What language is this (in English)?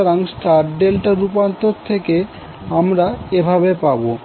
Bangla